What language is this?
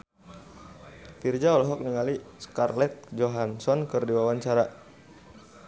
Sundanese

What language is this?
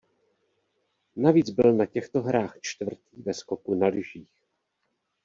Czech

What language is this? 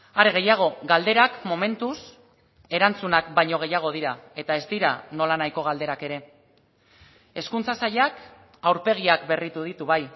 Basque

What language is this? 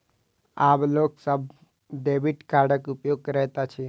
Maithili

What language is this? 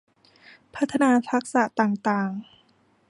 Thai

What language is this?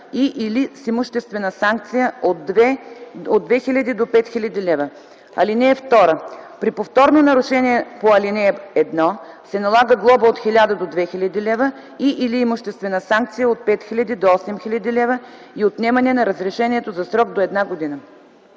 Bulgarian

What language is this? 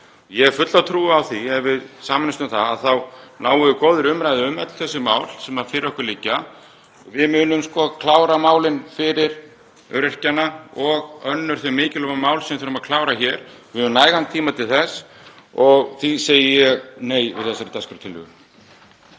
Icelandic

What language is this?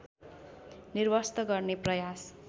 Nepali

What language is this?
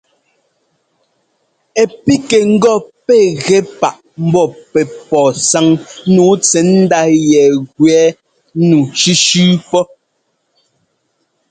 Ngomba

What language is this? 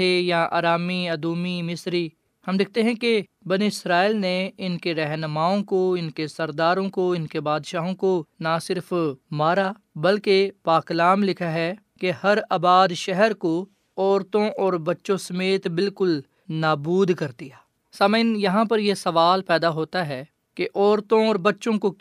Urdu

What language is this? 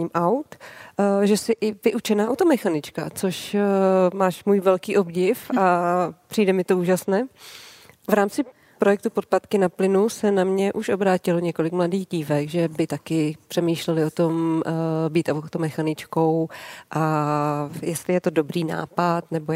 Czech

